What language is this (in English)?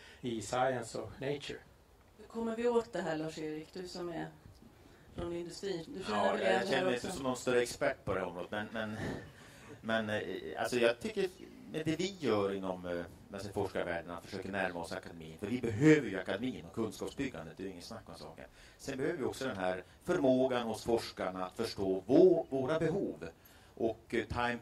Swedish